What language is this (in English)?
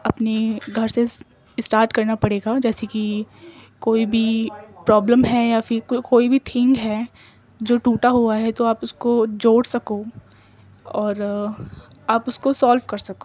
Urdu